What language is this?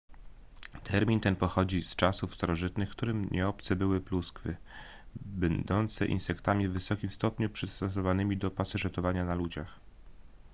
Polish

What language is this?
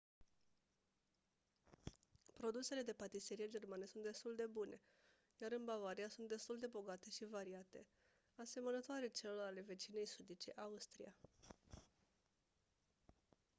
Romanian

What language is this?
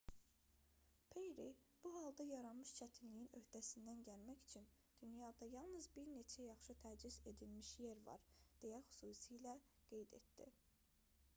Azerbaijani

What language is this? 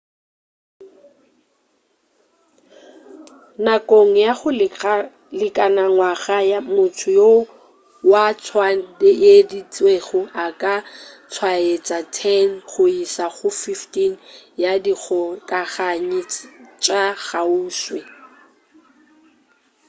Northern Sotho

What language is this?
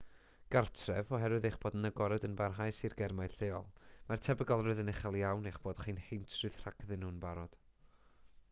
Welsh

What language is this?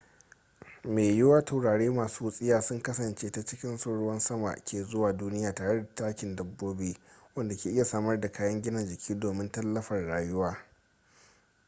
Hausa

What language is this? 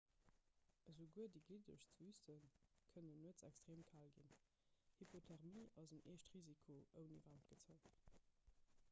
Luxembourgish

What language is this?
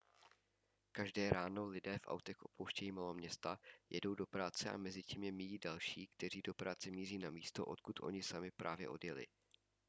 Czech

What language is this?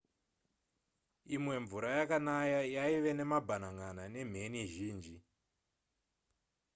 Shona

